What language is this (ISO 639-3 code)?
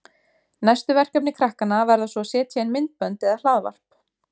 isl